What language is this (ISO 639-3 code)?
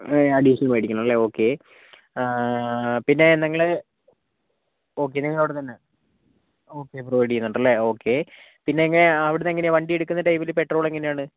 mal